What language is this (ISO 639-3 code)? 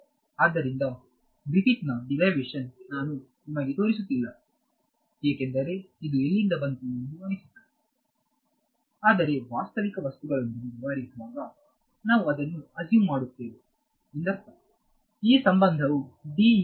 kan